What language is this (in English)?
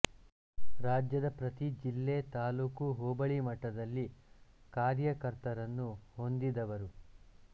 Kannada